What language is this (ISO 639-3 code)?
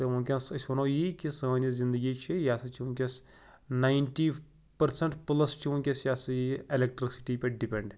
kas